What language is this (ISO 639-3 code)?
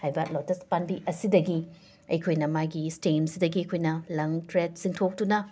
mni